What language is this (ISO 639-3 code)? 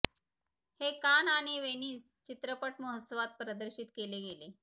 mar